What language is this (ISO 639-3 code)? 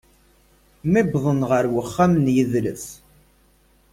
kab